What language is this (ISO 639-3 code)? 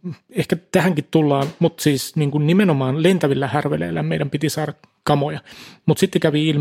fin